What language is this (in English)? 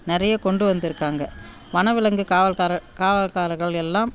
Tamil